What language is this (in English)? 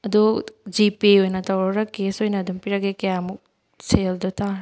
Manipuri